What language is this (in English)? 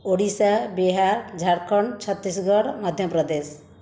Odia